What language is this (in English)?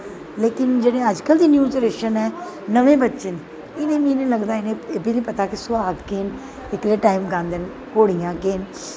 Dogri